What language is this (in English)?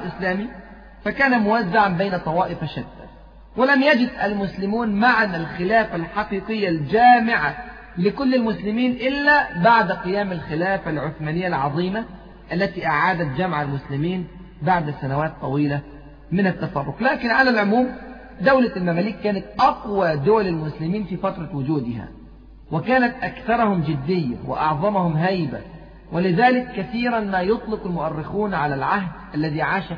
Arabic